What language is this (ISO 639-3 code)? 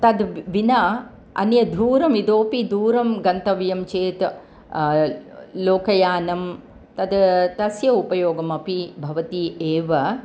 san